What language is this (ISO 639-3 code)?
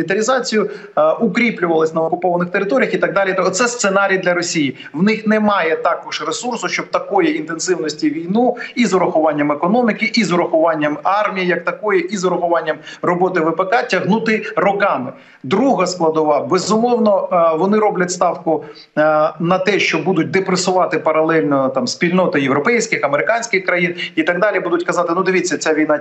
ukr